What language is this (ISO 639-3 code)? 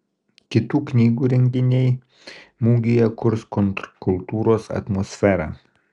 lit